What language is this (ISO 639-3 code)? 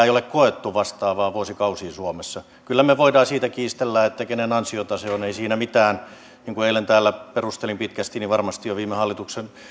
fin